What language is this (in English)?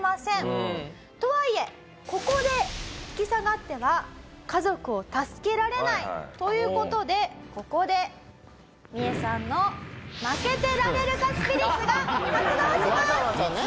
Japanese